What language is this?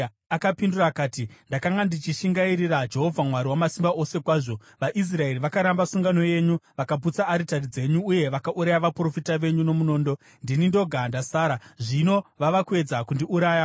Shona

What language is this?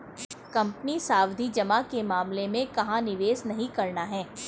Hindi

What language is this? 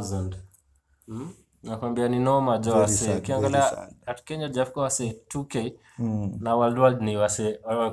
Swahili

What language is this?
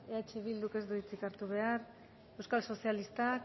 Basque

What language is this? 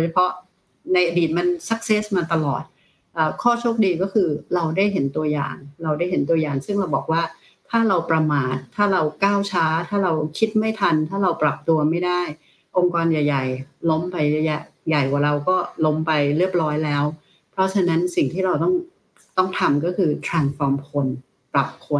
Thai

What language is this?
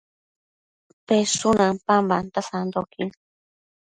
Matsés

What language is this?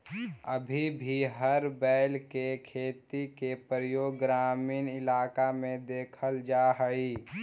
Magahi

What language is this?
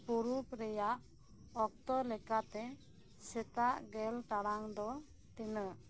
Santali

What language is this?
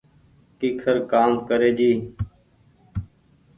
Goaria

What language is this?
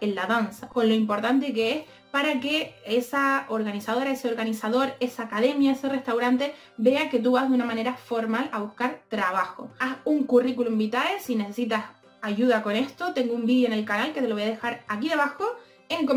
Spanish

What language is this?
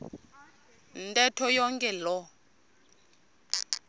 Xhosa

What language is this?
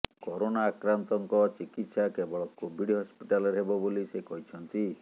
Odia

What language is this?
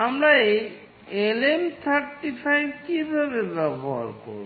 Bangla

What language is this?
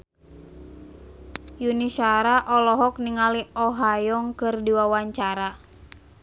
Sundanese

